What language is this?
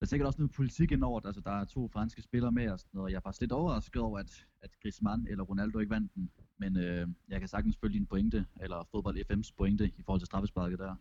Danish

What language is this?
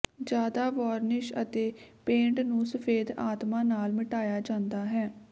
Punjabi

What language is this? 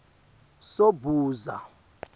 Swati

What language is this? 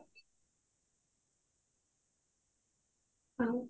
Odia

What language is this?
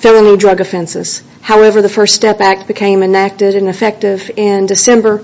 English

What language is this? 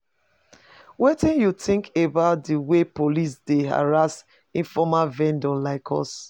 Nigerian Pidgin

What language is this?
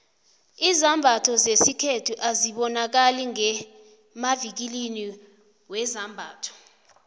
South Ndebele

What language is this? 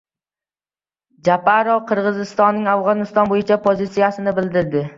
Uzbek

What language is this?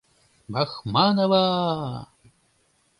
Mari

